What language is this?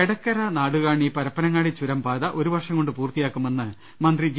Malayalam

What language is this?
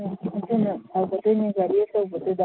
Manipuri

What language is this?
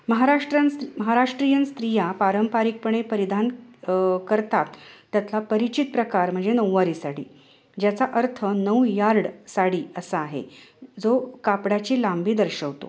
Marathi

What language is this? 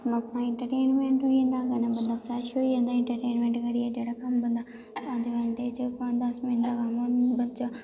Dogri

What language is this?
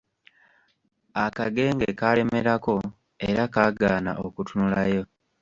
Ganda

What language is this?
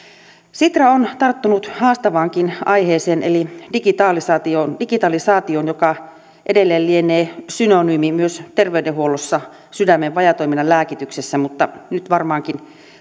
Finnish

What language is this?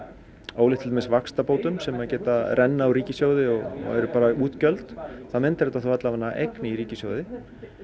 Icelandic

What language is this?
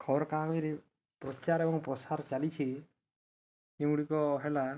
Odia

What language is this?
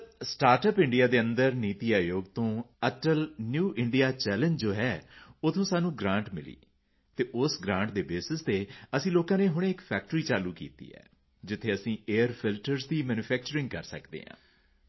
Punjabi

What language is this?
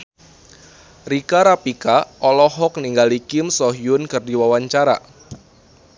Sundanese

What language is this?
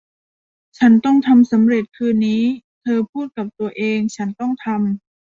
Thai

